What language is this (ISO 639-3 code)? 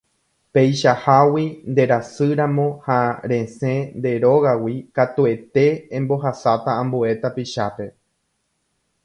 grn